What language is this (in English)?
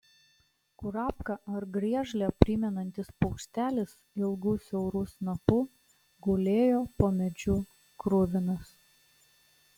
Lithuanian